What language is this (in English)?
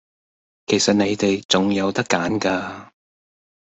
Cantonese